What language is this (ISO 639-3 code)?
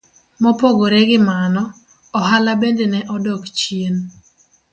luo